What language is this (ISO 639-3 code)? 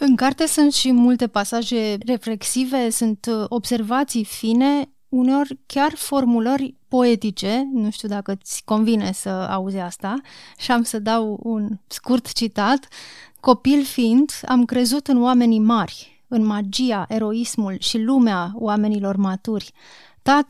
ron